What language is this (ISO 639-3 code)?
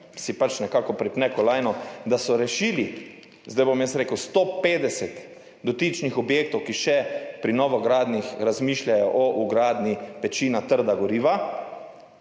slv